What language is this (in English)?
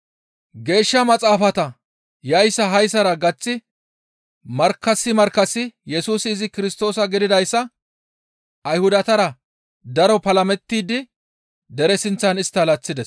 Gamo